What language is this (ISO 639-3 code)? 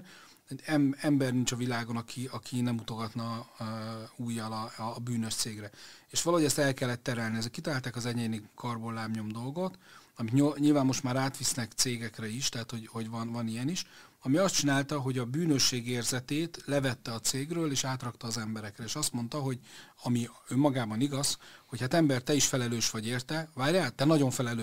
hun